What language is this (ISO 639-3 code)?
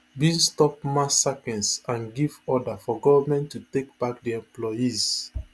pcm